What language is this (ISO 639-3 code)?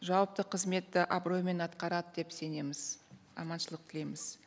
kaz